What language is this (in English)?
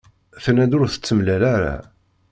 Kabyle